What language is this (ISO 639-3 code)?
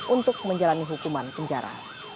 ind